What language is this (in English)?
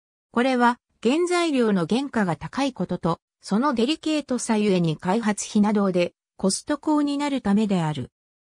Japanese